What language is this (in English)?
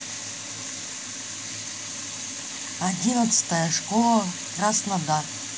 Russian